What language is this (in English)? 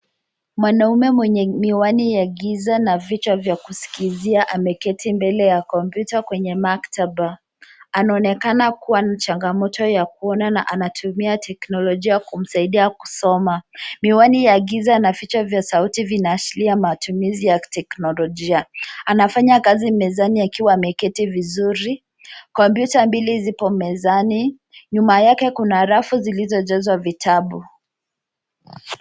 Swahili